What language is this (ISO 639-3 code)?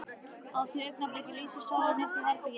isl